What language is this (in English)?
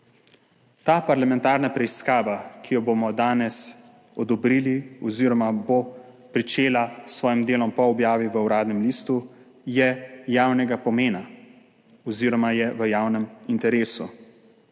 Slovenian